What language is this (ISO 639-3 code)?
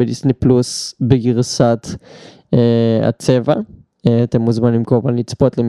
heb